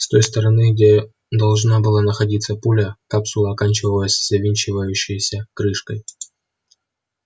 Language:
Russian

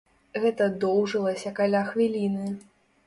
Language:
Belarusian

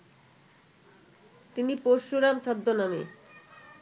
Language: Bangla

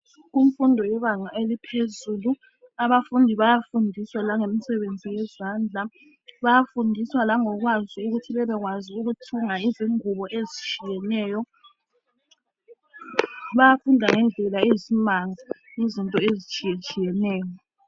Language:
North Ndebele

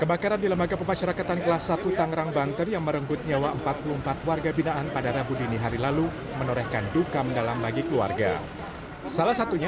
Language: Indonesian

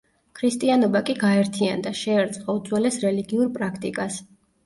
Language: Georgian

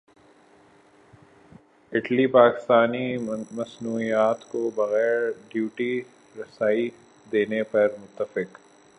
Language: Urdu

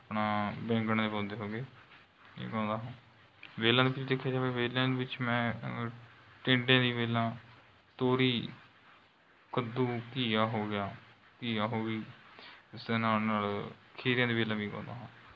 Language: Punjabi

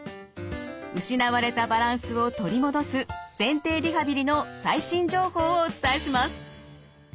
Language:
Japanese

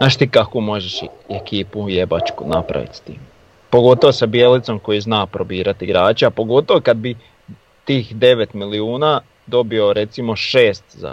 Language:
Croatian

